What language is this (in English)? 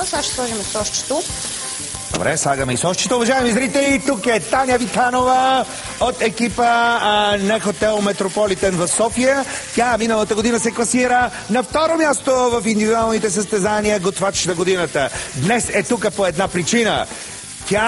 Bulgarian